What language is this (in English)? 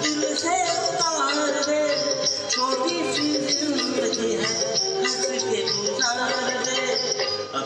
Romanian